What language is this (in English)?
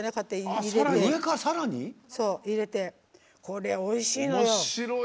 Japanese